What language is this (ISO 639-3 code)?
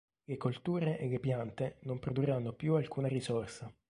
ita